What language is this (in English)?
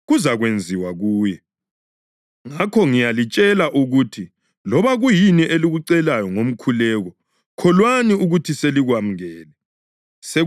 North Ndebele